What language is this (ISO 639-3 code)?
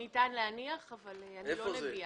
heb